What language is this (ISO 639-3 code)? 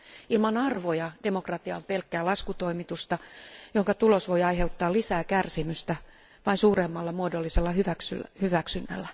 fin